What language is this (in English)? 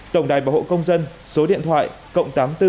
Vietnamese